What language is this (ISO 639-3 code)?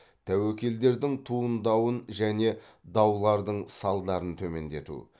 kaz